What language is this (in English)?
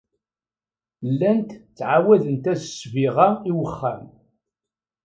Kabyle